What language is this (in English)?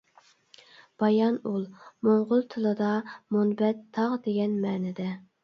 Uyghur